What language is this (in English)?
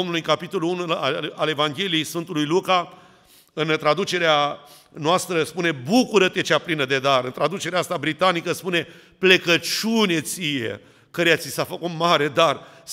Romanian